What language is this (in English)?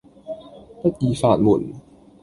Cantonese